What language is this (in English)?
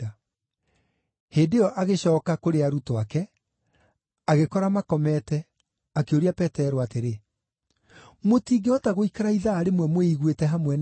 Kikuyu